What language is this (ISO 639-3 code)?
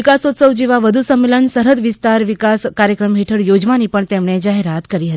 guj